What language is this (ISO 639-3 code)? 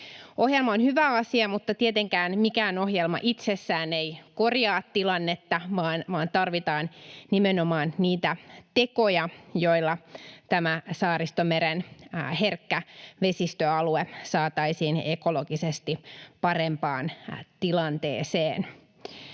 fin